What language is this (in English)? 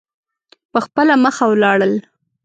Pashto